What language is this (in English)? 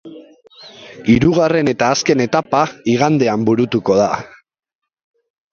Basque